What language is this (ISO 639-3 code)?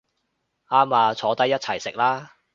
yue